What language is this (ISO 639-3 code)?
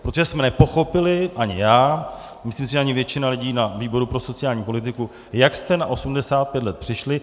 ces